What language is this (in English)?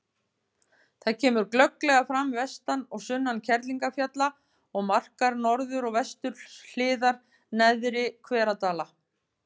Icelandic